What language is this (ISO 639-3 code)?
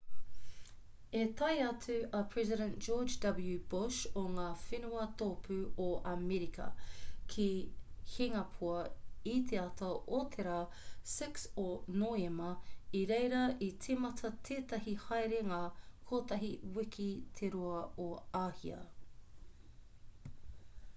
mri